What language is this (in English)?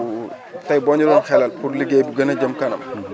Wolof